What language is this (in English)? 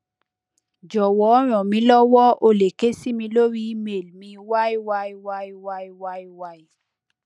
Yoruba